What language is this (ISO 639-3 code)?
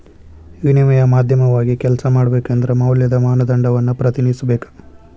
kan